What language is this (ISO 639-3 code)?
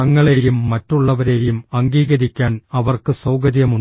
mal